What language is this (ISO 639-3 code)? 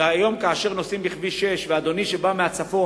heb